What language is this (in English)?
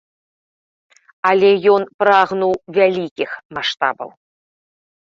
Belarusian